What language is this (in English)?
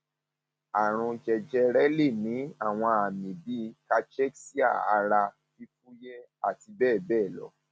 Yoruba